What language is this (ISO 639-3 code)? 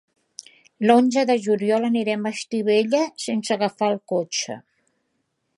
cat